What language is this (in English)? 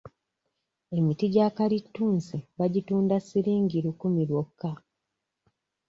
Ganda